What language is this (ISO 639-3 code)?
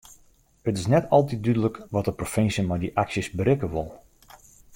fry